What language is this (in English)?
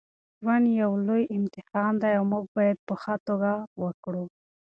Pashto